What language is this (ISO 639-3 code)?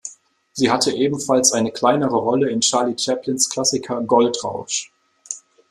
deu